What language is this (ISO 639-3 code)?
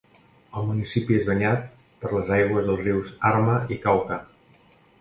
cat